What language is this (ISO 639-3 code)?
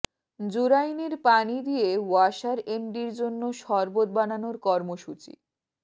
ben